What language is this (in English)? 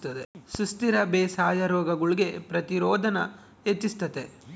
Kannada